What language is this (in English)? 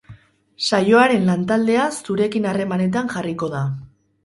Basque